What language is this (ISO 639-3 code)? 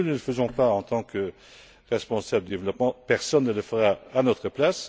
fra